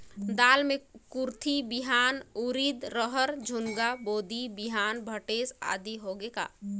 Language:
Chhattisgarhi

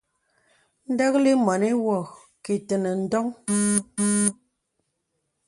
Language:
Bebele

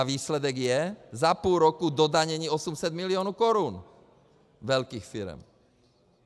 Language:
Czech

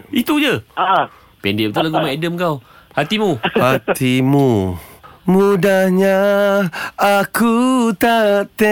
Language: Malay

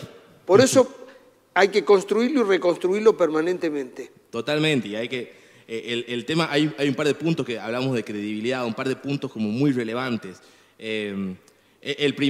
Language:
Spanish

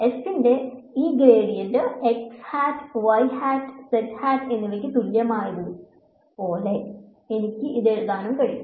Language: Malayalam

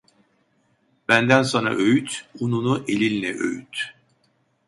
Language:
Turkish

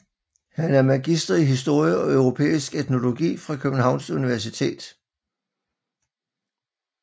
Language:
Danish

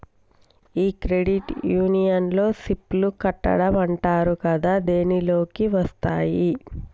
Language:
Telugu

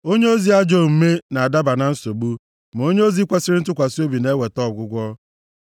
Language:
Igbo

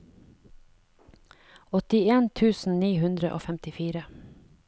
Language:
Norwegian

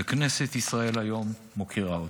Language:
Hebrew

